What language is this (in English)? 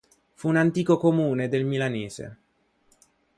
Italian